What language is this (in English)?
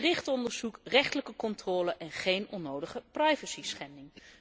Dutch